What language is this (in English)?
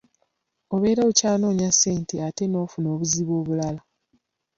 Ganda